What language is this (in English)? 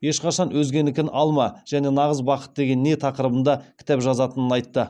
Kazakh